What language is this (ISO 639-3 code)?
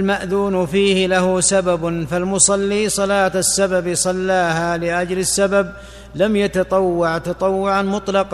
ara